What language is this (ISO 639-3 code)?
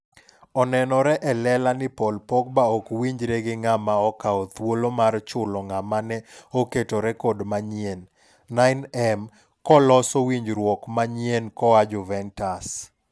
luo